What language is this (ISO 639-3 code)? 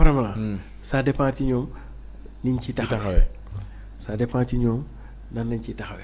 fra